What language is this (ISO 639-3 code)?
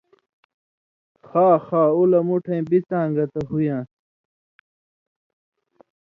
mvy